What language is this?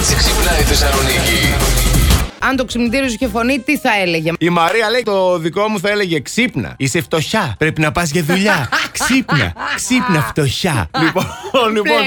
Greek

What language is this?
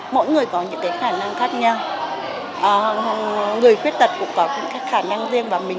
Vietnamese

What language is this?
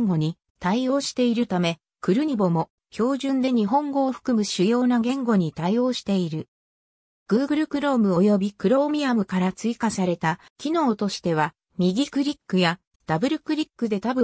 Japanese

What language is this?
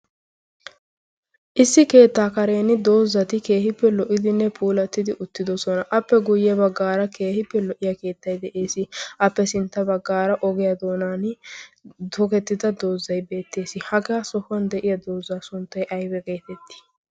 Wolaytta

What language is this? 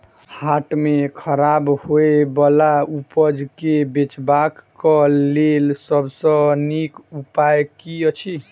Maithili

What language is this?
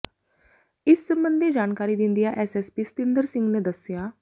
Punjabi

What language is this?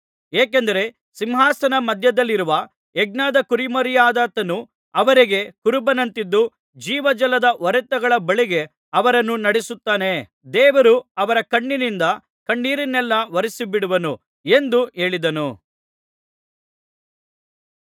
Kannada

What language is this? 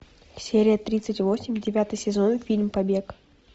Russian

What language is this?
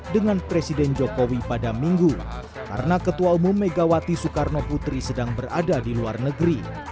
Indonesian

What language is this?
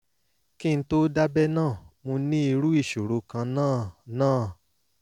Yoruba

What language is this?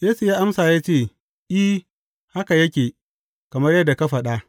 Hausa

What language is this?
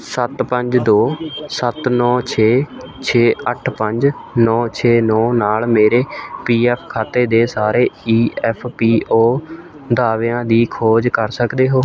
Punjabi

